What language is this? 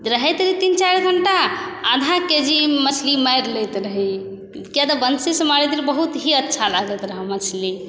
Maithili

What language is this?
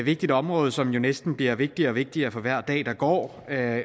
Danish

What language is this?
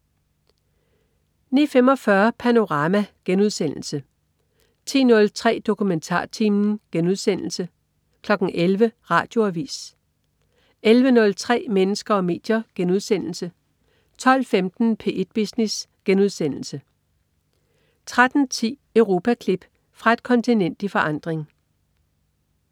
Danish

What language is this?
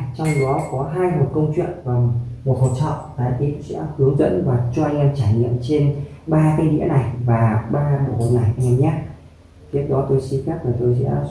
Vietnamese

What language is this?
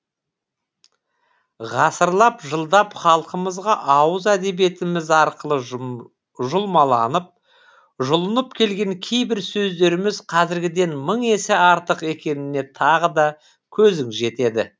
Kazakh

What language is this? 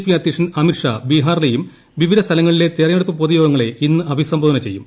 Malayalam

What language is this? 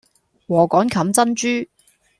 Cantonese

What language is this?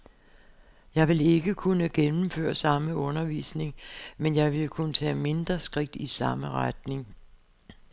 Danish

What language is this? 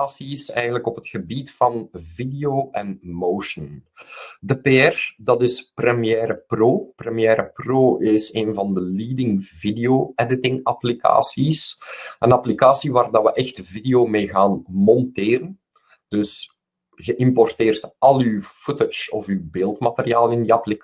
Dutch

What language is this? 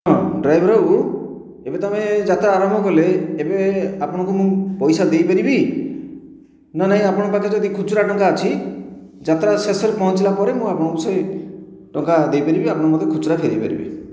Odia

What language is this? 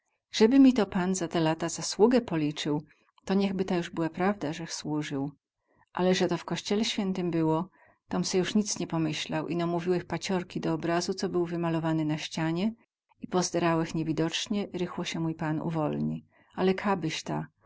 Polish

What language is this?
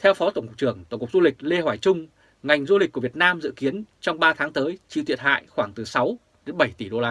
Vietnamese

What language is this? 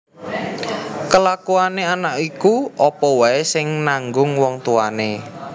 Javanese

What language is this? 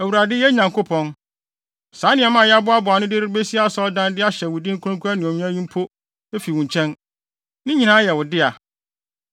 Akan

